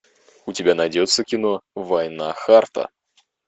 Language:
Russian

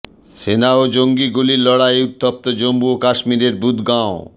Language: Bangla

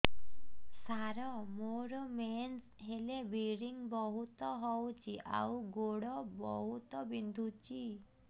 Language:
Odia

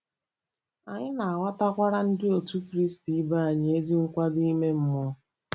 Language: Igbo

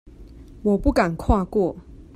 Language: Chinese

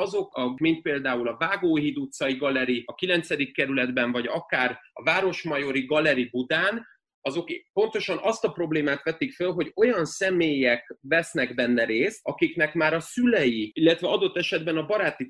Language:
Hungarian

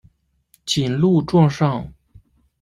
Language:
Chinese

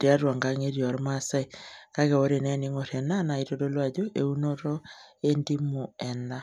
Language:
Masai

